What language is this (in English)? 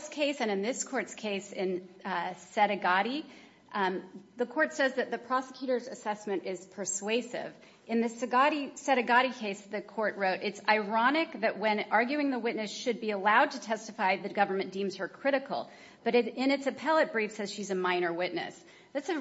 English